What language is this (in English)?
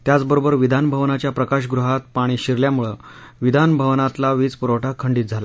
Marathi